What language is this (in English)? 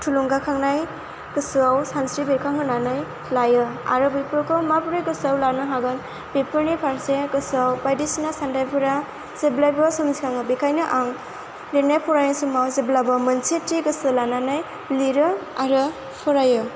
Bodo